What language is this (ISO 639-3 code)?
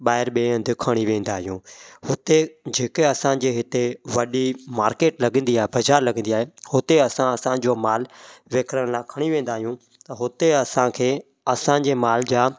snd